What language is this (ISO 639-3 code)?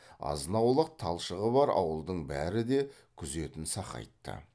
kaz